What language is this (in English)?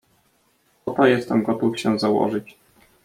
Polish